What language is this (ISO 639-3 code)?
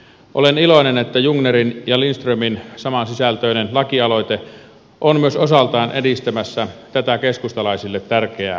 fin